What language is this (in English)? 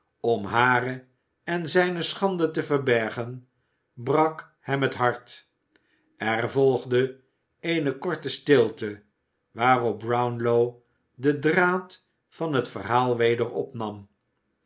Dutch